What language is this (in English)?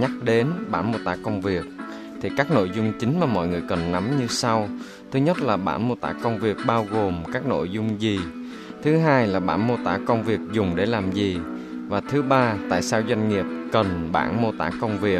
Vietnamese